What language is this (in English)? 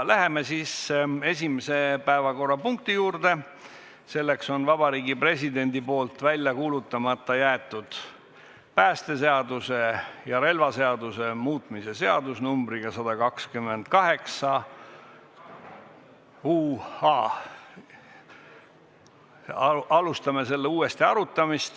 Estonian